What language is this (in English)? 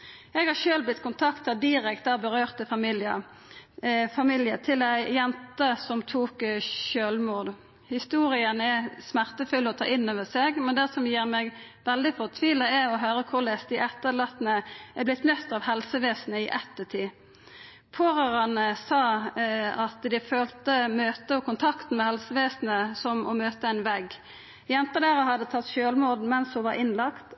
Norwegian Nynorsk